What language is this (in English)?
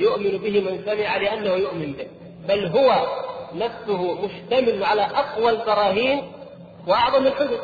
Arabic